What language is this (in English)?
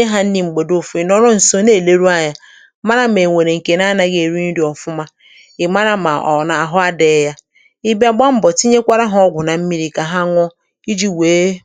Igbo